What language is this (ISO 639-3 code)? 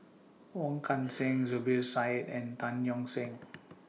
eng